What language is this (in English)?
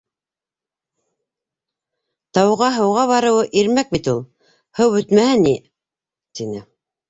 Bashkir